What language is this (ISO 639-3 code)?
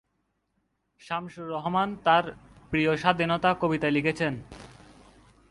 ben